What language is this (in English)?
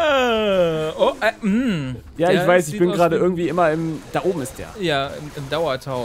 German